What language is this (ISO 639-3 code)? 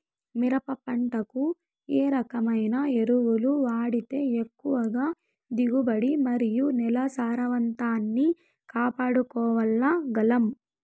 tel